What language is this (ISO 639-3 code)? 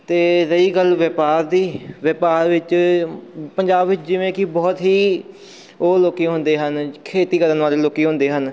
pan